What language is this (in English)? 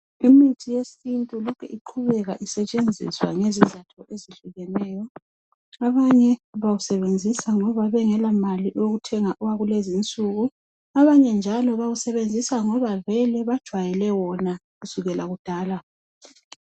North Ndebele